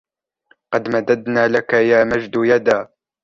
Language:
Arabic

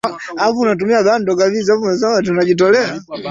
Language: Swahili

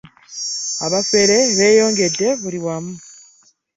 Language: Ganda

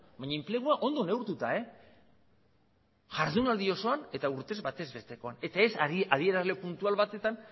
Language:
Basque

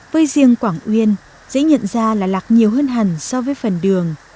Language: Vietnamese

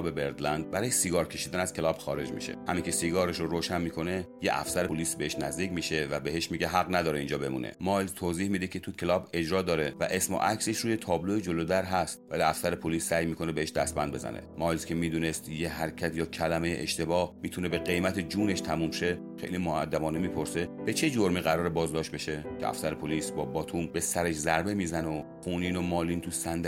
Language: Persian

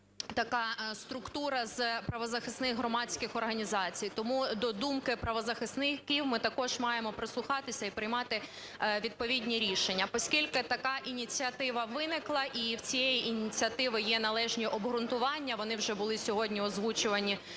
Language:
Ukrainian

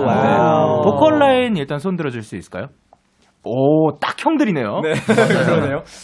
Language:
Korean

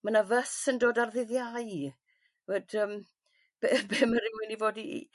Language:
Welsh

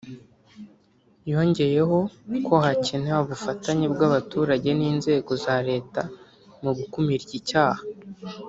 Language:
Kinyarwanda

